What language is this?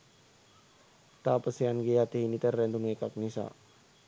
Sinhala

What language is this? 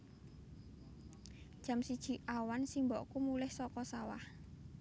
Javanese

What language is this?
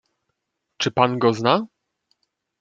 Polish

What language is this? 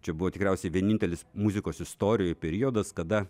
Lithuanian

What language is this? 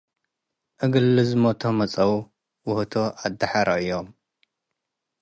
Tigre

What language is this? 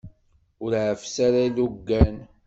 Kabyle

